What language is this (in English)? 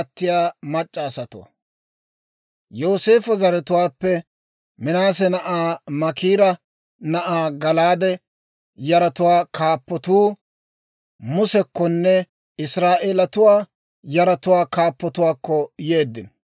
Dawro